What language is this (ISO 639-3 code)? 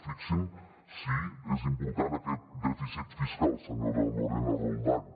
cat